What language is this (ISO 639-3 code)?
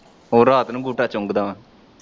pan